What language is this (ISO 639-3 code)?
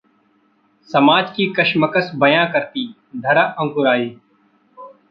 hin